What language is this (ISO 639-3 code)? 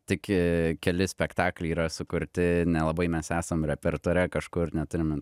lit